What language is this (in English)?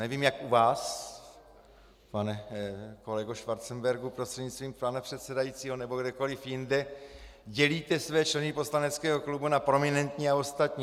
Czech